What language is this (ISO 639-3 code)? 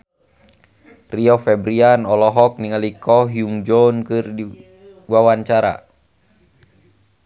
sun